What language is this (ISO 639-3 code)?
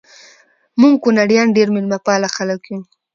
pus